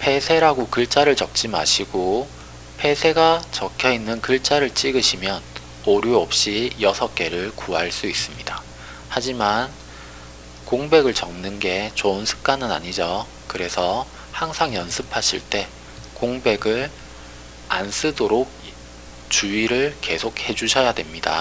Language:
Korean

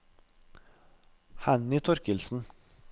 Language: Norwegian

